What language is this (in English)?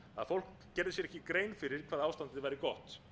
Icelandic